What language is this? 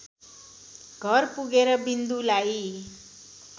Nepali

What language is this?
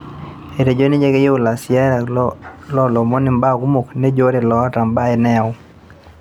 Masai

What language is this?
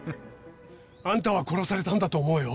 Japanese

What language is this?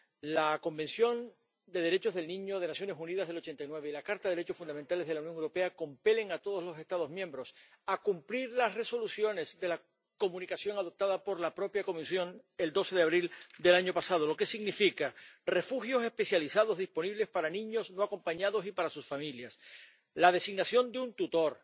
Spanish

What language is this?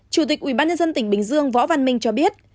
Vietnamese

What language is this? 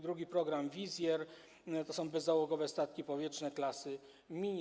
Polish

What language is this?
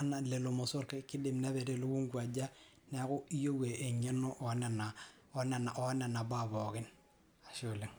Masai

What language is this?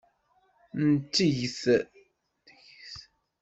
Kabyle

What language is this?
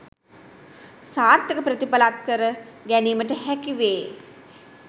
Sinhala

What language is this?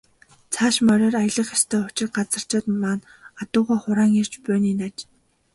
Mongolian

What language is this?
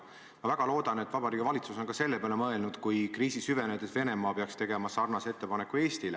Estonian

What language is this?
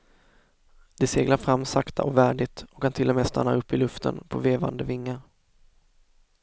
Swedish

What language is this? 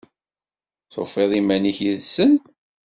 Kabyle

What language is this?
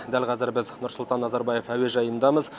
Kazakh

